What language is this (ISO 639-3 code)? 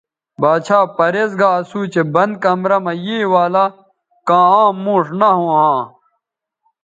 btv